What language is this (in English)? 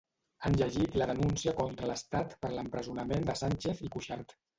Catalan